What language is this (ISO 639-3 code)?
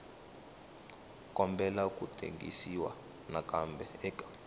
tso